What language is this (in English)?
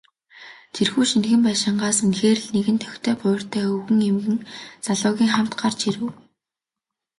Mongolian